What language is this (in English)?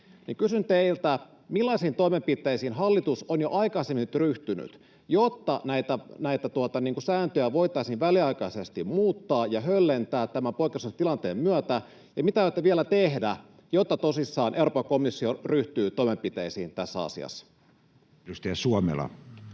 Finnish